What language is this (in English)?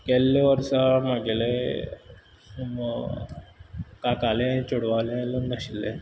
Konkani